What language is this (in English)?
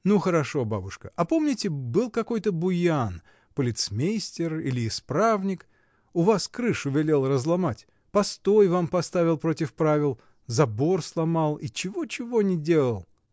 Russian